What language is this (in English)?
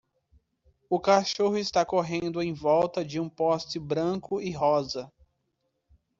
Portuguese